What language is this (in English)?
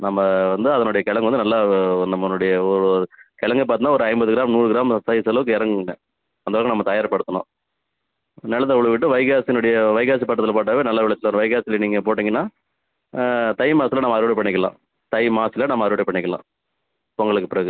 Tamil